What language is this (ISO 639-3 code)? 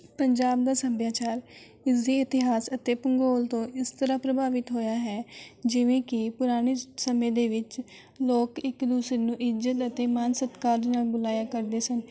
pan